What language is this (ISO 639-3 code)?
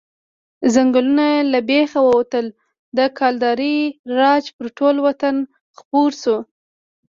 pus